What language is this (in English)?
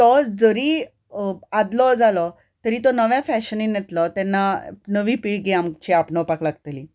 Konkani